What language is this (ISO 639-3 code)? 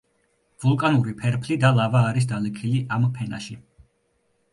kat